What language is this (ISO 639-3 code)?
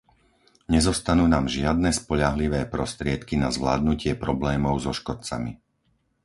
slk